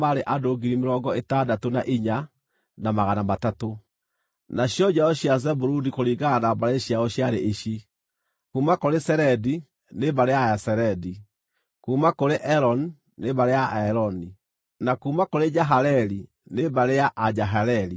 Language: Kikuyu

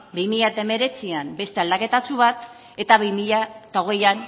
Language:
Basque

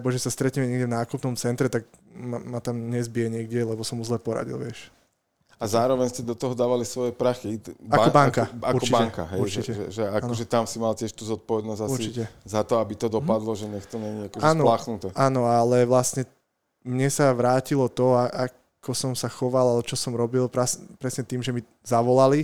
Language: Slovak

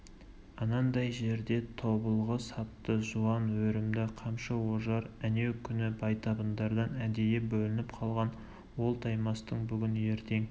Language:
Kazakh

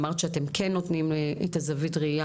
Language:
Hebrew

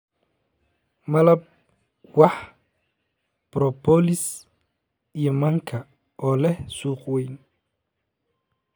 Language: Somali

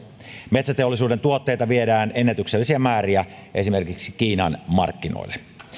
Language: Finnish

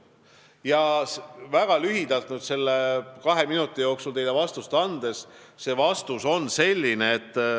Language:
Estonian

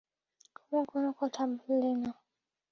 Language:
Bangla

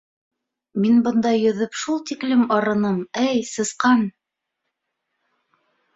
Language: Bashkir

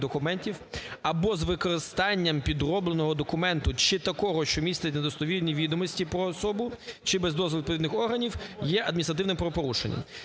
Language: Ukrainian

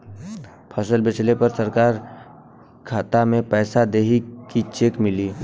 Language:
Bhojpuri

